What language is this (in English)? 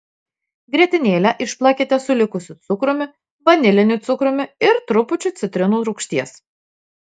Lithuanian